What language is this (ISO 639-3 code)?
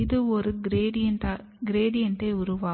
tam